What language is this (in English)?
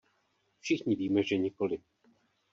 Czech